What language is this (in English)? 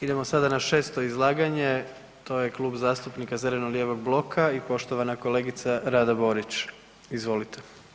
Croatian